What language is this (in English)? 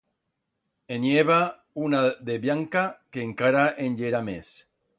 Aragonese